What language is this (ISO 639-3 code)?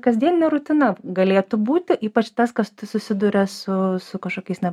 lit